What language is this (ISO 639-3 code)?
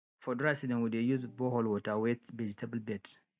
pcm